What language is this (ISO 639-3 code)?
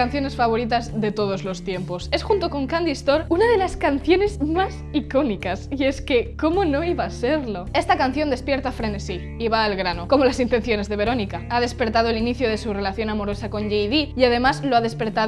spa